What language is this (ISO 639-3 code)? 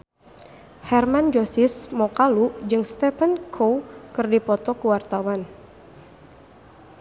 sun